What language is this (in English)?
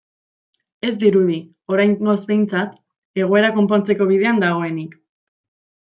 Basque